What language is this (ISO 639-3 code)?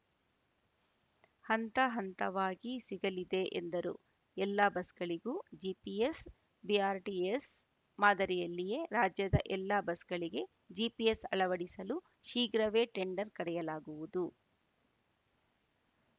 kan